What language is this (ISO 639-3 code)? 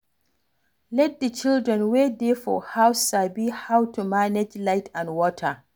pcm